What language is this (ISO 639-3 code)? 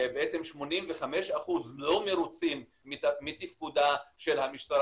heb